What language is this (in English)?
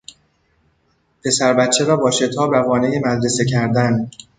Persian